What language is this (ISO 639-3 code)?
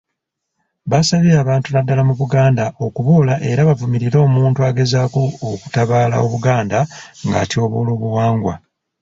lug